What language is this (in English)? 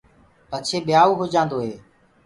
Gurgula